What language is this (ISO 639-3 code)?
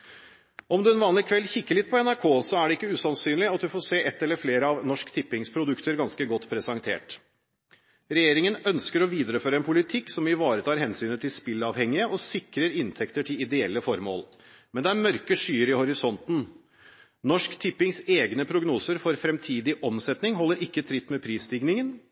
nob